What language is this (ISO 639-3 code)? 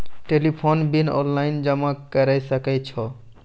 mai